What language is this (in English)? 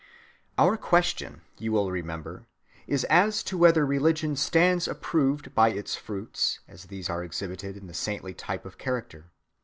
English